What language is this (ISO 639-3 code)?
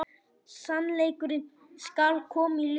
isl